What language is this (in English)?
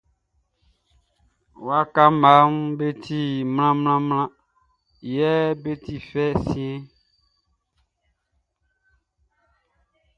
Baoulé